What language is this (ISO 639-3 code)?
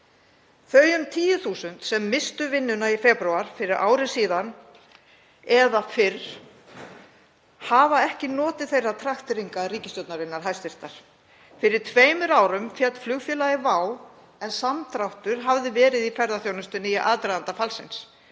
isl